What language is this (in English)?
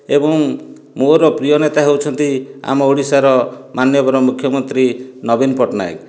Odia